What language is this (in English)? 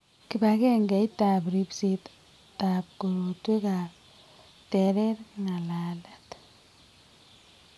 Kalenjin